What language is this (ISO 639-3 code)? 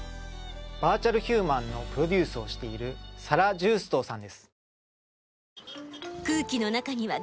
jpn